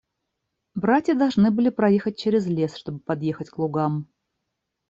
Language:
Russian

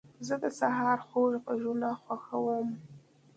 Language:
Pashto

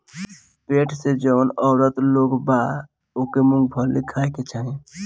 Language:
Bhojpuri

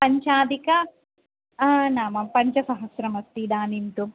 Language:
Sanskrit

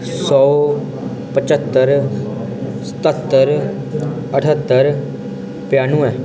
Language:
Dogri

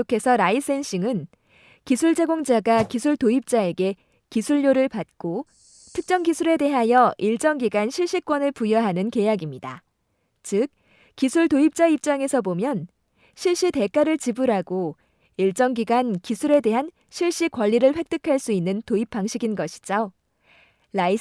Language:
Korean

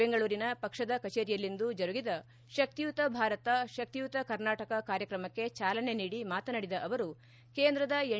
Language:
Kannada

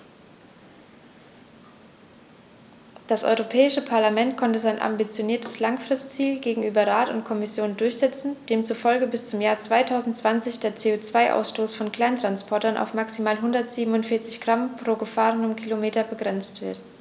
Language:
German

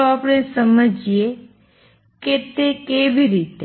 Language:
Gujarati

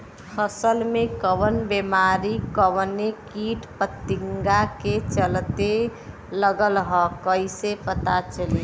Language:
Bhojpuri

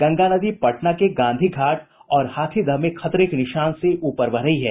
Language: Hindi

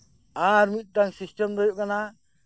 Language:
Santali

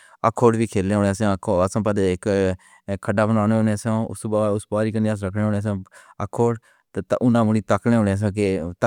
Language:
Pahari-Potwari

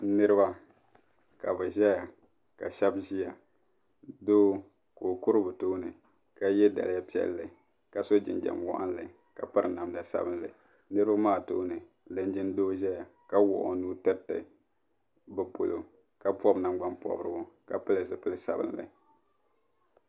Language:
Dagbani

